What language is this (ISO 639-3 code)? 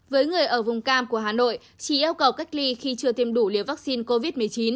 vie